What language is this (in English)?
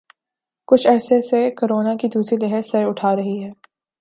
Urdu